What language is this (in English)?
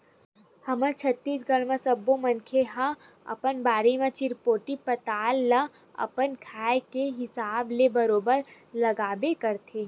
Chhattisgarhi